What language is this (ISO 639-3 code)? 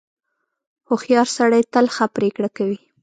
pus